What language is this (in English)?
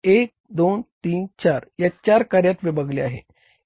Marathi